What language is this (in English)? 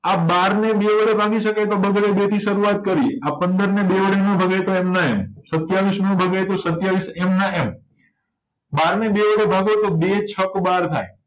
Gujarati